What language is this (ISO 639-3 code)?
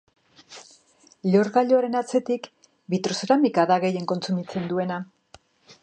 eus